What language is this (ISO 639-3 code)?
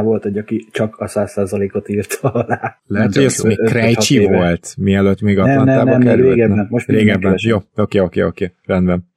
hun